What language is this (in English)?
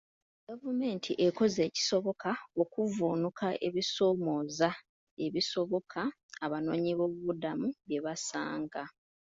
Ganda